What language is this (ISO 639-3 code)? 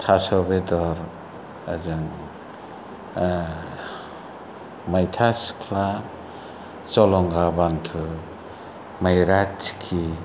brx